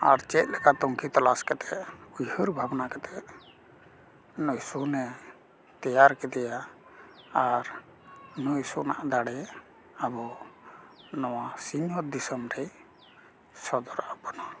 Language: Santali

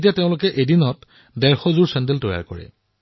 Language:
Assamese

